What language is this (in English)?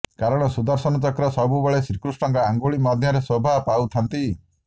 Odia